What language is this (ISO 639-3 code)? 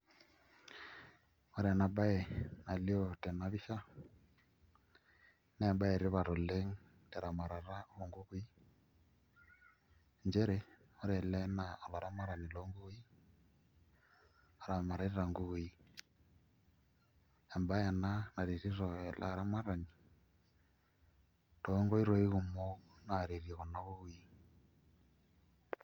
mas